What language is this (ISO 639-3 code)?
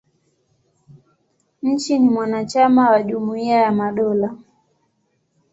swa